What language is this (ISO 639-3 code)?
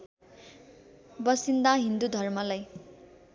nep